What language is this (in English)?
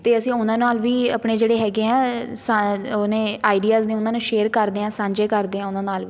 Punjabi